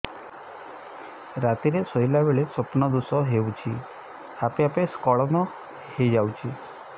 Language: Odia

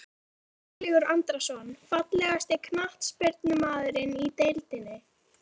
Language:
Icelandic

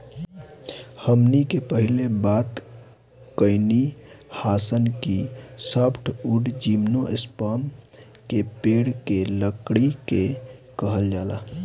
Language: Bhojpuri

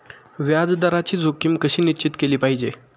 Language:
Marathi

